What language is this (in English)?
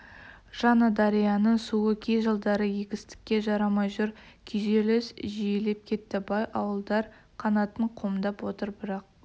Kazakh